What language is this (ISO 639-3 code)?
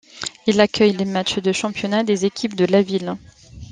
fra